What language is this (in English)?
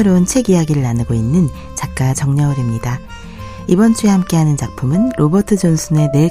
Korean